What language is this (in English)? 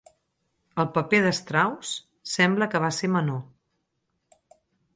Catalan